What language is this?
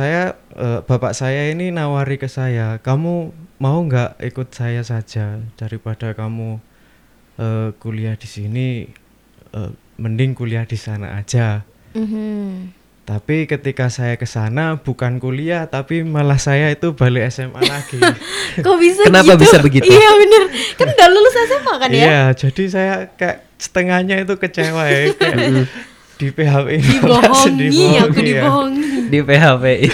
Indonesian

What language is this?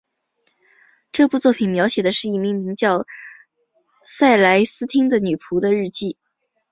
Chinese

